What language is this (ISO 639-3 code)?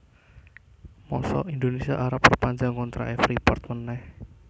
jav